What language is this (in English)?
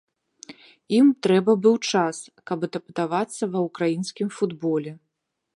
Belarusian